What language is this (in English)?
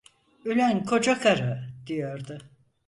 Turkish